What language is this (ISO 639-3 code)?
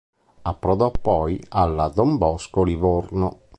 ita